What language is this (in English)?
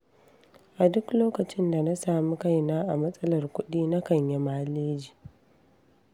Hausa